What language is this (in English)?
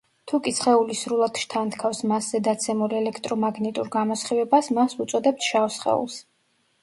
Georgian